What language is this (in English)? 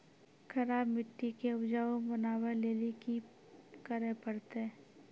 Maithili